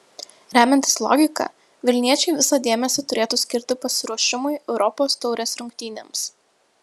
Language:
Lithuanian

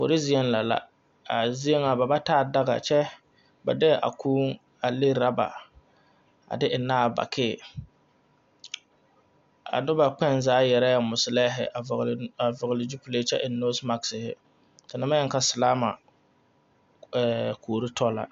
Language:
Southern Dagaare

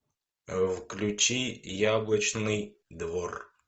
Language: Russian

